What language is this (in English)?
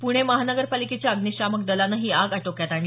Marathi